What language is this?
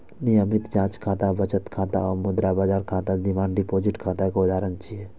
Maithili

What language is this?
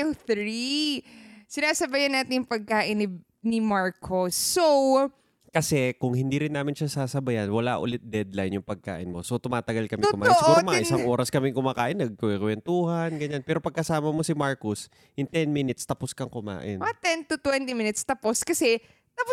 Filipino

